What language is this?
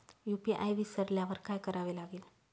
Marathi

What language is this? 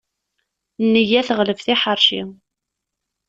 Kabyle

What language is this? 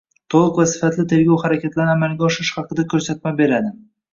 Uzbek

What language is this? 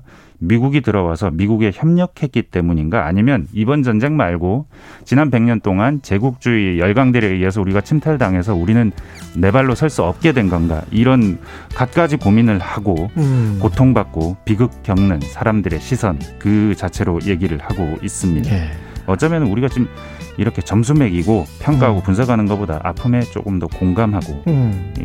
Korean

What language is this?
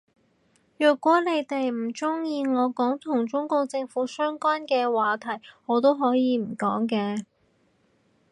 Cantonese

